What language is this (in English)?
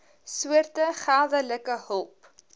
Afrikaans